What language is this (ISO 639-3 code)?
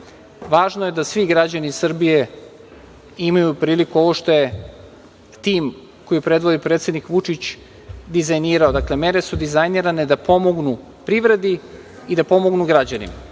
srp